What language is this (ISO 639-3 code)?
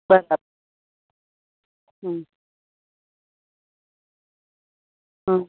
guj